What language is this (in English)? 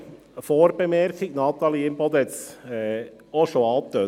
Swiss German